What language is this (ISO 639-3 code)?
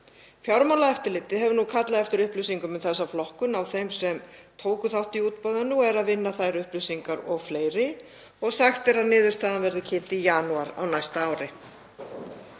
isl